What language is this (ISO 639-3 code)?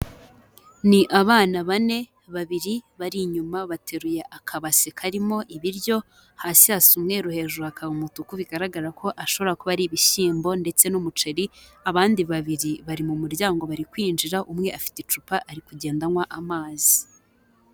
kin